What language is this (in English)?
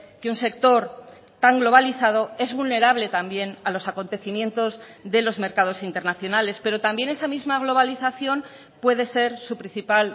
Spanish